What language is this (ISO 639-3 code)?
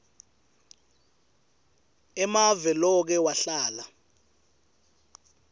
ssw